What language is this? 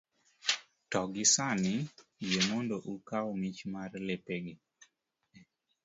Luo (Kenya and Tanzania)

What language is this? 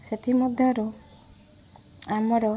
Odia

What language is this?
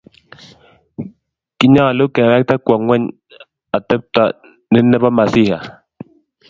Kalenjin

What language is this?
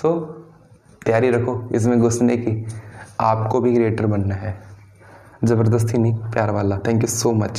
Hindi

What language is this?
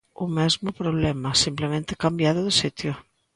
Galician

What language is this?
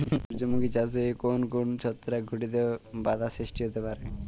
Bangla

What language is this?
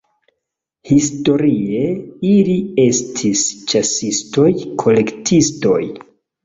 Esperanto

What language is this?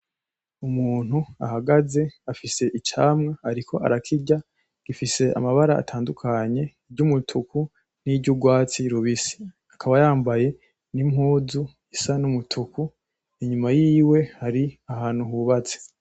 Rundi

